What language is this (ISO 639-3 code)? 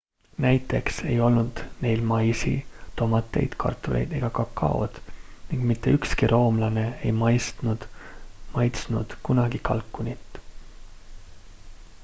est